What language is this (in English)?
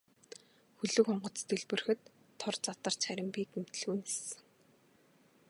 Mongolian